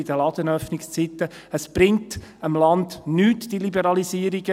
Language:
Swiss German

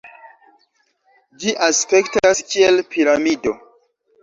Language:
Esperanto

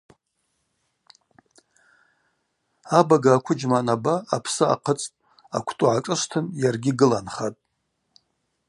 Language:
Abaza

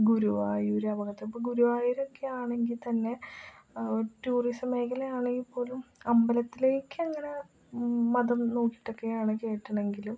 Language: Malayalam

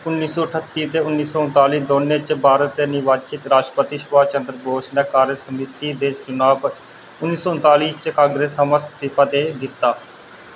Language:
Dogri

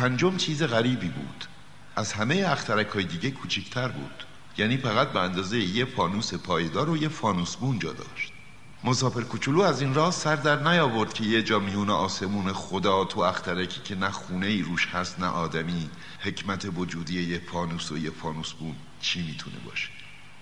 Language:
Persian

